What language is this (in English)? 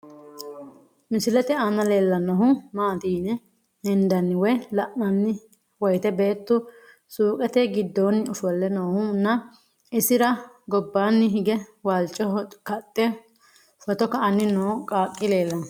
Sidamo